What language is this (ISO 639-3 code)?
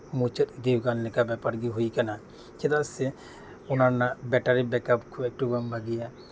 sat